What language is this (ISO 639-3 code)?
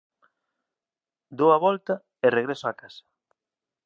glg